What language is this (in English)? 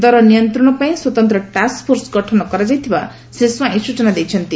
Odia